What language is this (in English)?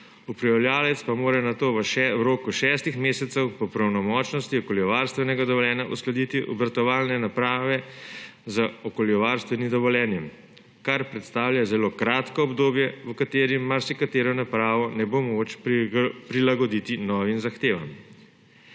Slovenian